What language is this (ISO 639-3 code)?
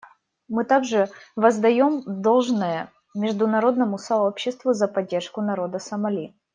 rus